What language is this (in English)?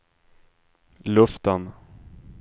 Swedish